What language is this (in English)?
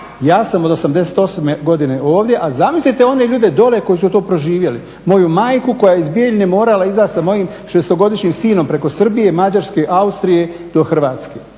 Croatian